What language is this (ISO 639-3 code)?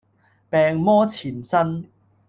yue